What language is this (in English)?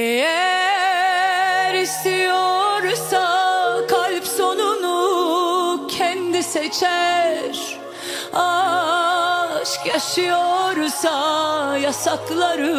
Turkish